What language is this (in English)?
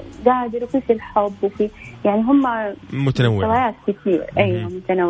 Arabic